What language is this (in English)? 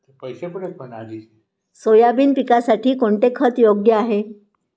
Marathi